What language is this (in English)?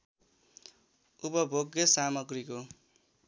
Nepali